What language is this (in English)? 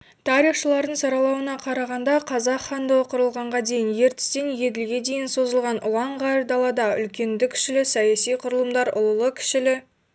Kazakh